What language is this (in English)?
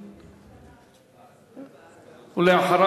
Hebrew